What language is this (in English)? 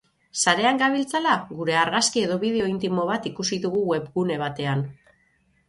Basque